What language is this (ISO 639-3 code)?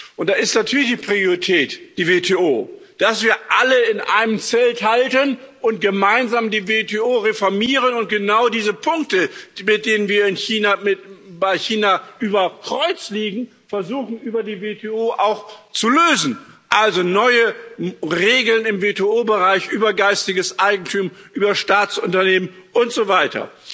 deu